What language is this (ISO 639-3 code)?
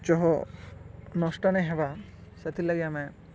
ori